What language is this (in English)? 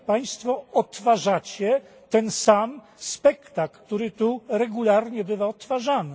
Polish